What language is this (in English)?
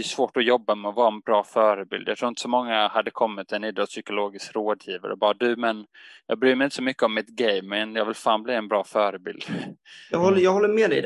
Swedish